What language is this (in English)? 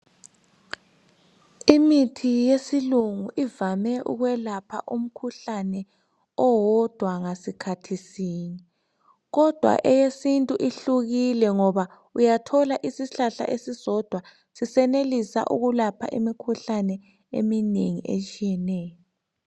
North Ndebele